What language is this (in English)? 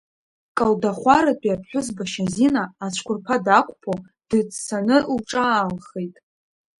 Abkhazian